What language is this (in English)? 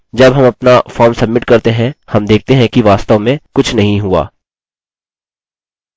Hindi